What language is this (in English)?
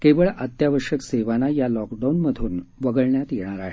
Marathi